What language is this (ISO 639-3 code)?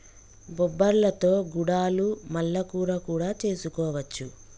tel